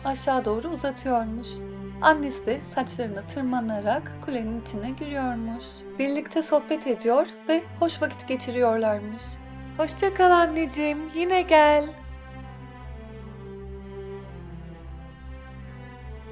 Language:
Turkish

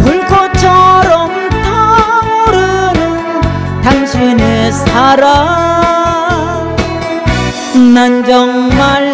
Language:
Korean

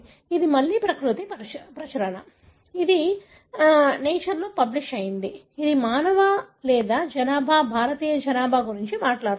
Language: Telugu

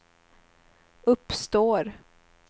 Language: Swedish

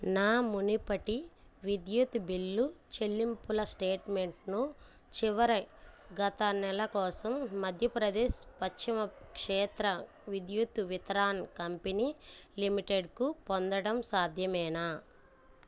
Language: Telugu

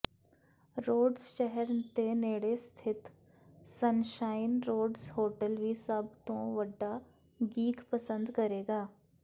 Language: Punjabi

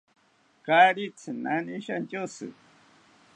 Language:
South Ucayali Ashéninka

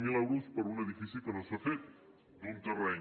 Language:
Catalan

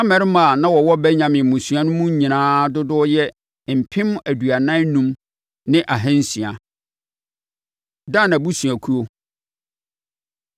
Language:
Akan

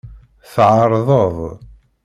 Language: Kabyle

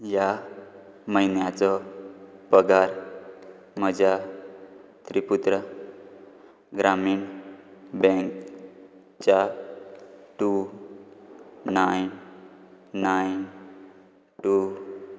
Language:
Konkani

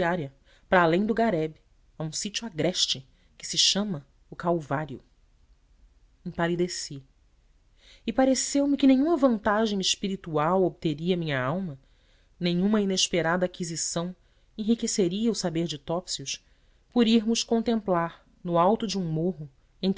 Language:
Portuguese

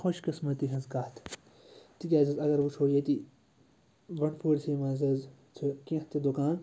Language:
Kashmiri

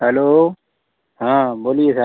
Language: Hindi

